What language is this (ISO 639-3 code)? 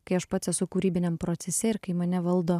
lit